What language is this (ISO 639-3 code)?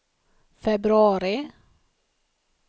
swe